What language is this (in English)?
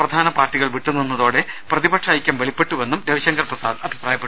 Malayalam